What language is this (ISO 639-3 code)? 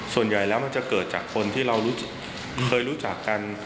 tha